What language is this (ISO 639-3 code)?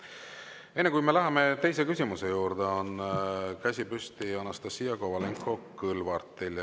est